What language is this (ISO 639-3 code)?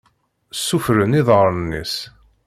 kab